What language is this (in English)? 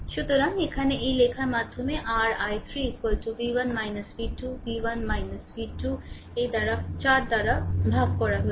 Bangla